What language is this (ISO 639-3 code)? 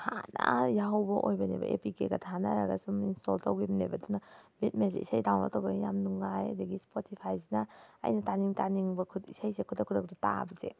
mni